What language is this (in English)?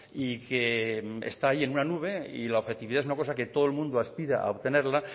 Spanish